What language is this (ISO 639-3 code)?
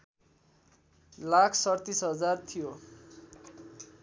nep